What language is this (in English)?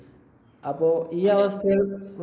Malayalam